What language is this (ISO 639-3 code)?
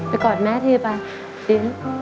tha